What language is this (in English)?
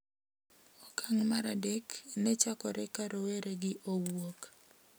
Luo (Kenya and Tanzania)